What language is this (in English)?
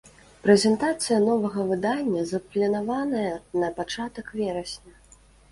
Belarusian